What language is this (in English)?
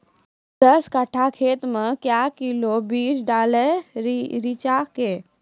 Maithili